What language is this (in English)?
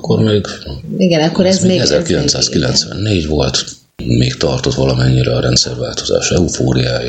Hungarian